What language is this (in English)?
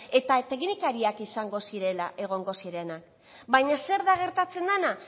Basque